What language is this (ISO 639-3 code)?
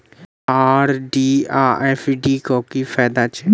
mai